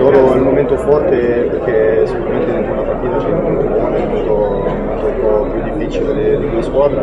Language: Italian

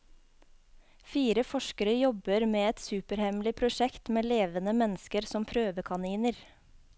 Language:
Norwegian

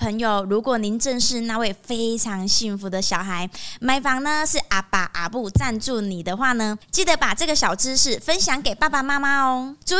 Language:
Chinese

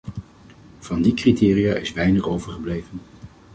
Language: Dutch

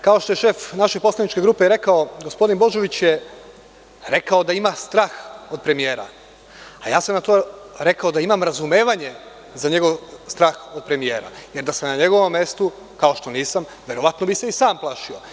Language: Serbian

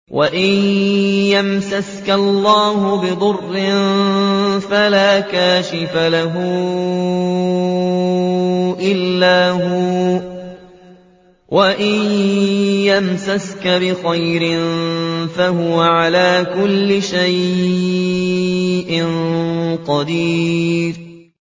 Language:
Arabic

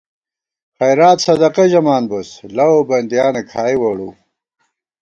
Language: Gawar-Bati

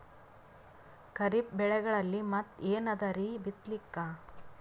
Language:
Kannada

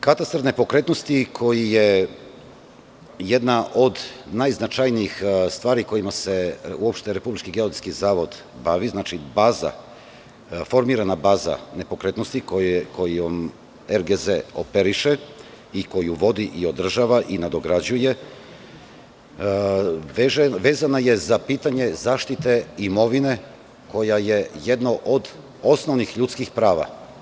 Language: Serbian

